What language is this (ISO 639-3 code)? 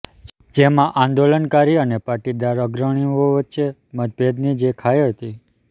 guj